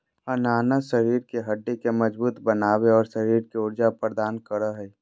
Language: Magahi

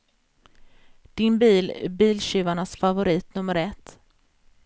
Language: Swedish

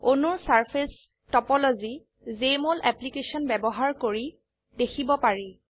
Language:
Assamese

